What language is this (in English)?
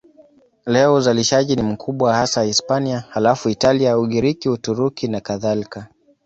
Swahili